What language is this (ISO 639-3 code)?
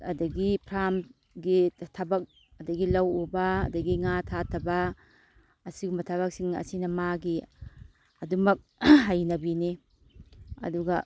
mni